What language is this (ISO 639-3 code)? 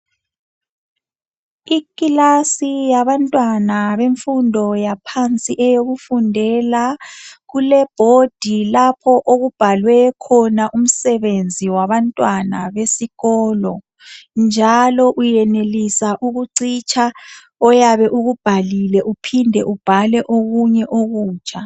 nde